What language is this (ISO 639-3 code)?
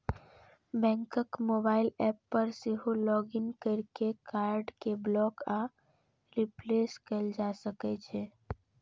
mai